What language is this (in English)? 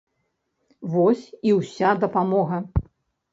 Belarusian